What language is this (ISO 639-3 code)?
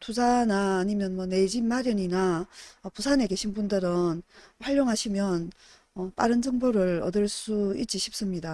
kor